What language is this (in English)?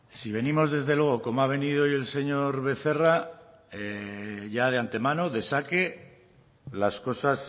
Spanish